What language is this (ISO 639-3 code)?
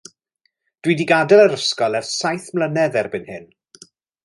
cym